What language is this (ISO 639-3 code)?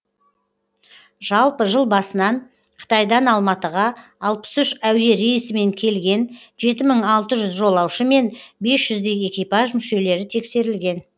kaz